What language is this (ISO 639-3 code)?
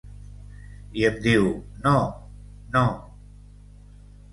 cat